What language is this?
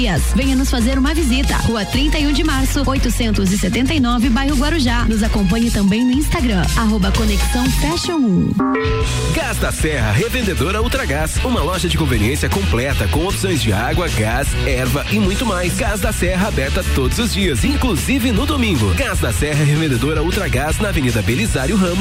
Portuguese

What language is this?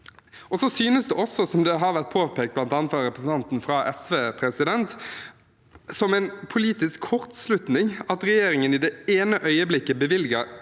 Norwegian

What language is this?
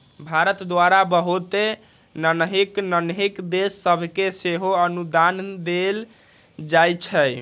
Magahi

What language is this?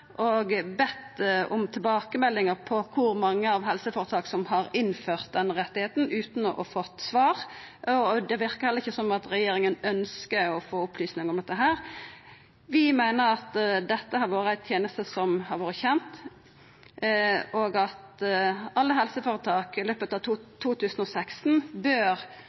Norwegian Nynorsk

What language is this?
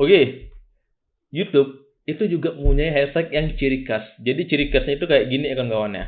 Indonesian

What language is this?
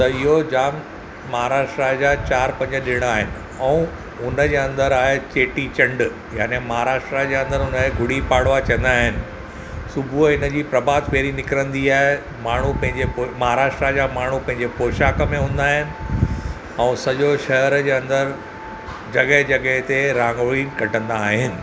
Sindhi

